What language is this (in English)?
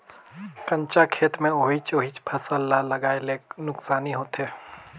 Chhattisgarhi